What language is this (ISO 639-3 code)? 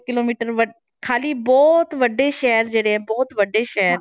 pan